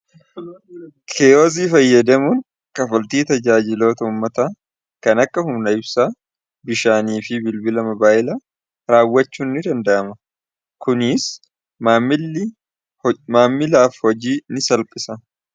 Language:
Oromo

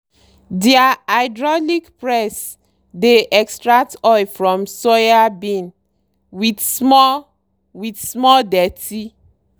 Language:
Nigerian Pidgin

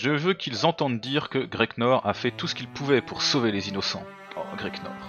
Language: French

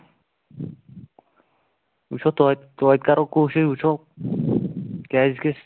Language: Kashmiri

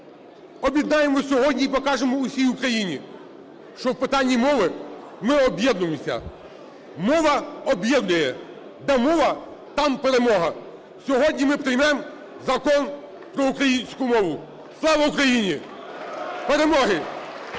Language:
Ukrainian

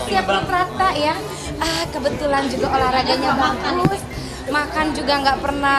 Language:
Indonesian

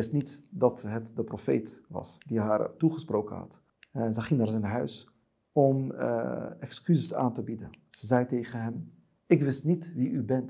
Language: Dutch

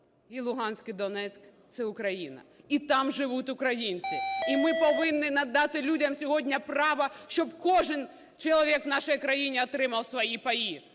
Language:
Ukrainian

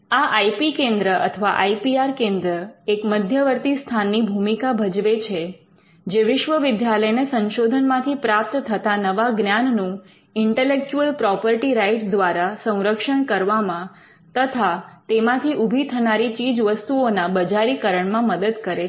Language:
Gujarati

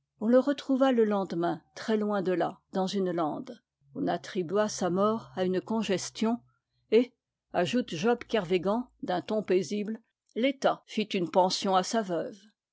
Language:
French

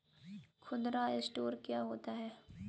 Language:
Hindi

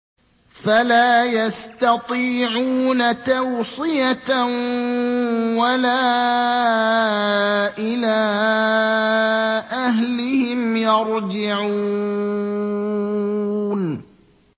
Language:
Arabic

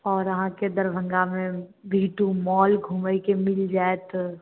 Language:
Maithili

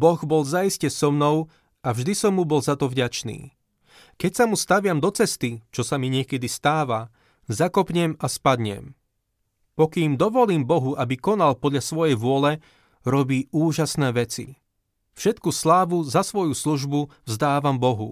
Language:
Slovak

